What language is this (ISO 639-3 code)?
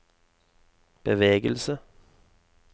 nor